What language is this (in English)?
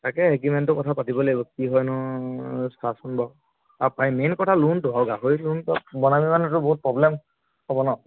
Assamese